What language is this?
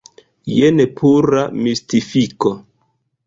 Esperanto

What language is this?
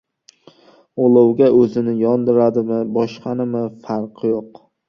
Uzbek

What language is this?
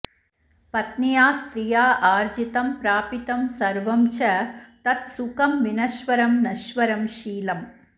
Sanskrit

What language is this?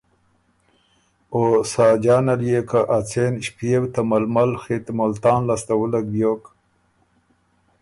Ormuri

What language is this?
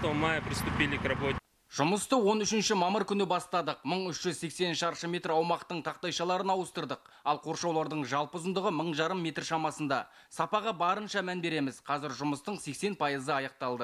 Russian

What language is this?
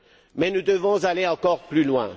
French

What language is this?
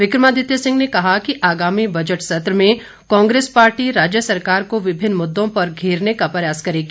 Hindi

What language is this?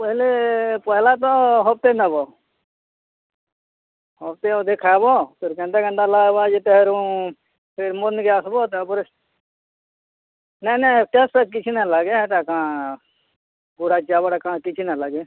Odia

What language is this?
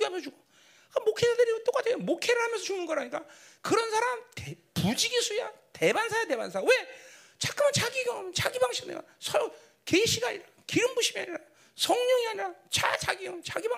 Korean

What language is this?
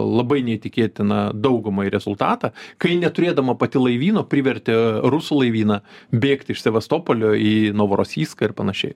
Lithuanian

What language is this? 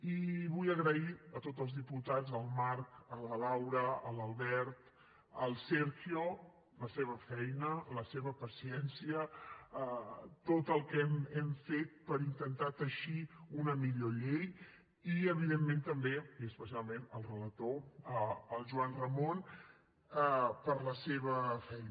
Catalan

